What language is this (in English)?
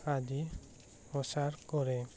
Assamese